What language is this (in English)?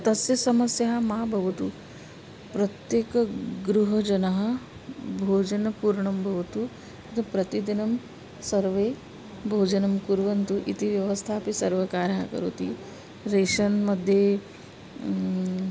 Sanskrit